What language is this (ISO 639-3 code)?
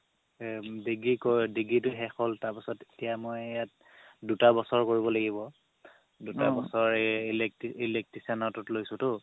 asm